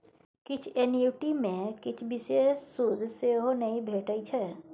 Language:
Maithili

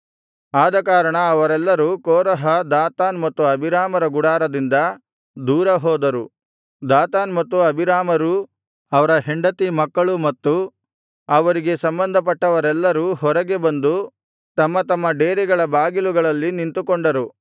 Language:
Kannada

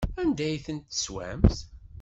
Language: Kabyle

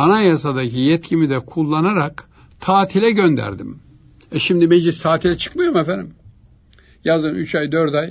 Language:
Turkish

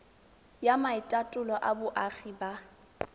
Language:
Tswana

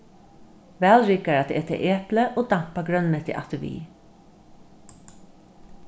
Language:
Faroese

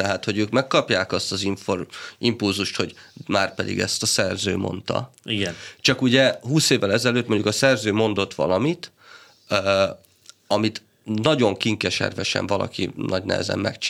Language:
Hungarian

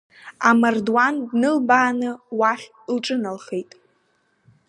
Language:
Abkhazian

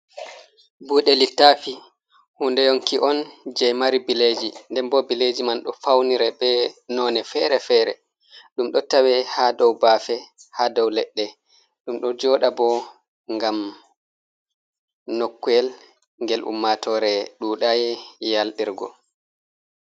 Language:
Fula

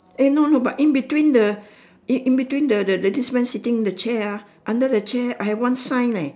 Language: English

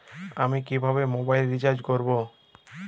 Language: Bangla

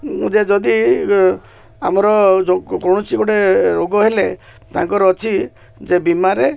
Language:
Odia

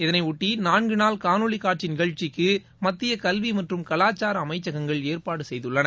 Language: Tamil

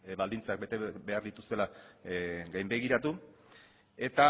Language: Basque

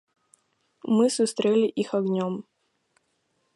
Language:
Belarusian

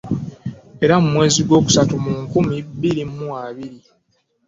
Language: Ganda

